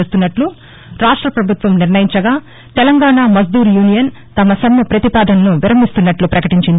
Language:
Telugu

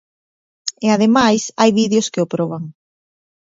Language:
Galician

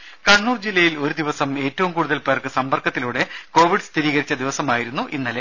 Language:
Malayalam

